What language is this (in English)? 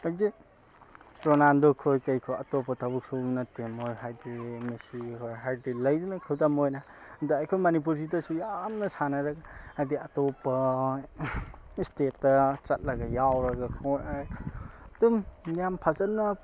Manipuri